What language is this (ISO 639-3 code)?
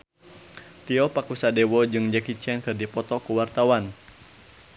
sun